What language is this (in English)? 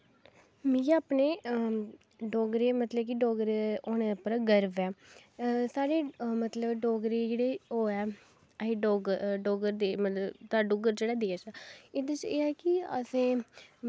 Dogri